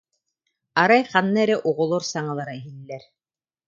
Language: Yakut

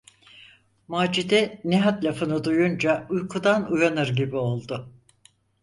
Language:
Turkish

